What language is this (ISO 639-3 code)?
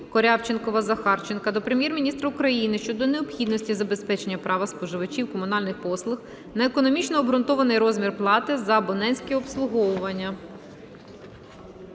ukr